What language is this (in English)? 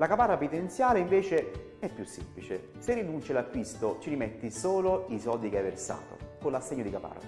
Italian